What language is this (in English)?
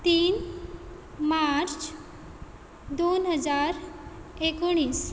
Konkani